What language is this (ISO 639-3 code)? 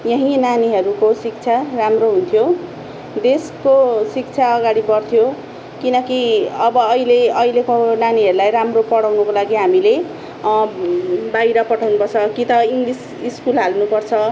nep